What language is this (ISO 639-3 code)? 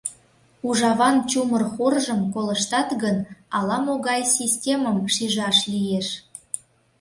chm